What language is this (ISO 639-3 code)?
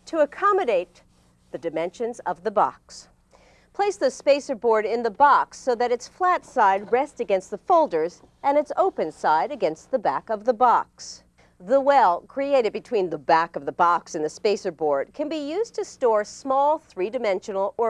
eng